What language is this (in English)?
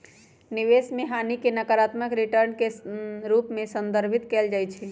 Magahi